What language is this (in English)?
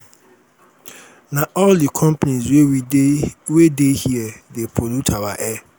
Nigerian Pidgin